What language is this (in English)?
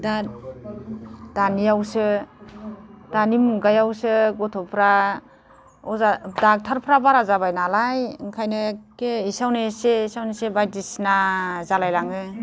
Bodo